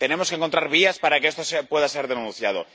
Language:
Spanish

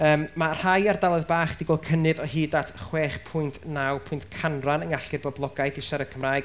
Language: Welsh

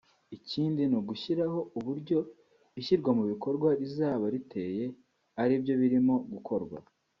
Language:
Kinyarwanda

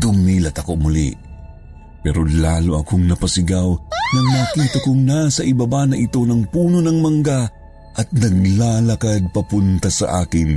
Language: Filipino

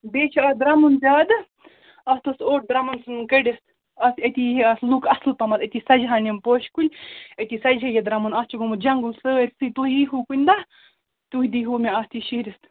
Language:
Kashmiri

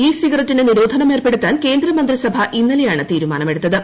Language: Malayalam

